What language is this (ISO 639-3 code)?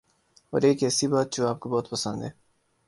urd